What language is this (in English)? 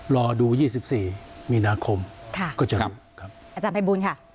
Thai